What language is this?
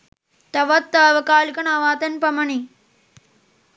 Sinhala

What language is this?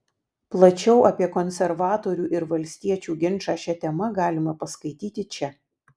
Lithuanian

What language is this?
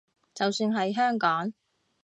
Cantonese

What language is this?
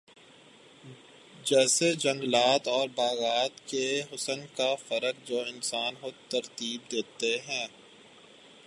Urdu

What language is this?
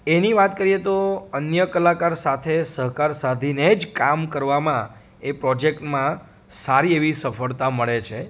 Gujarati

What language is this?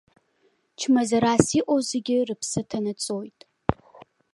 Abkhazian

